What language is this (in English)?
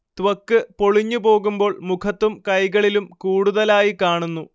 Malayalam